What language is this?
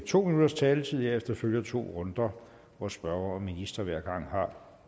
Danish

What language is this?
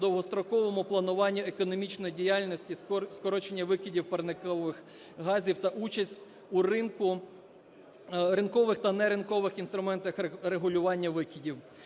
Ukrainian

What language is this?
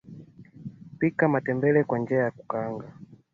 Swahili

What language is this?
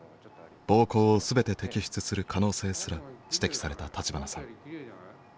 Japanese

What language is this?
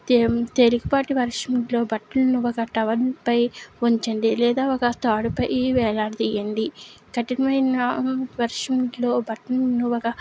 Telugu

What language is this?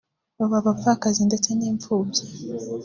Kinyarwanda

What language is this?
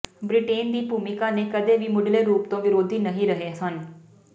Punjabi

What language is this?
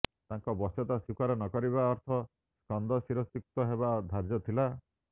Odia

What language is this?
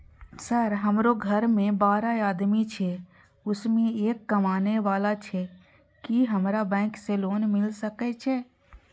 Maithili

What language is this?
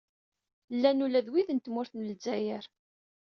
Kabyle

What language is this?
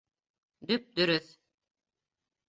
Bashkir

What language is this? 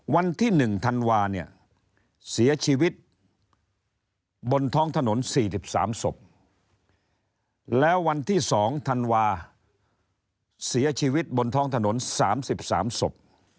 Thai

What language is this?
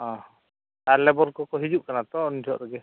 Santali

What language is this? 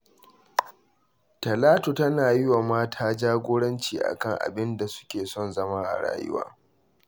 Hausa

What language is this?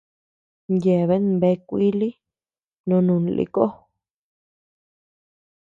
Tepeuxila Cuicatec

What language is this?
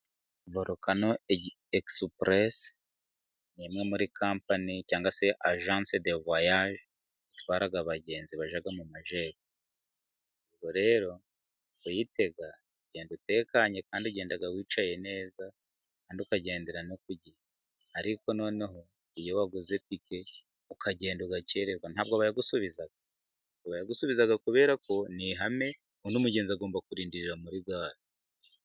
Kinyarwanda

